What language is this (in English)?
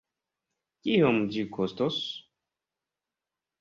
Esperanto